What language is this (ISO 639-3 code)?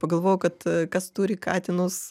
lit